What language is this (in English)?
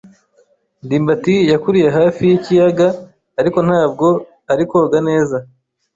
Kinyarwanda